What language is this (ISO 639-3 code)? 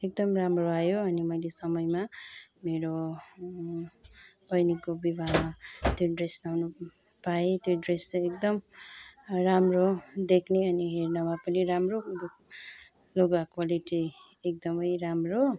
nep